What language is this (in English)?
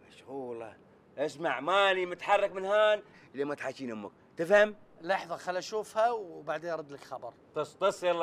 Arabic